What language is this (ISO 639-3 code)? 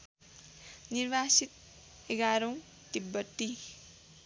nep